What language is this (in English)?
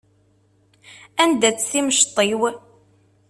Kabyle